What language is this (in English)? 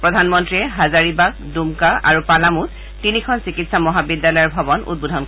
Assamese